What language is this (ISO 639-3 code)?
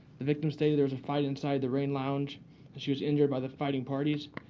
eng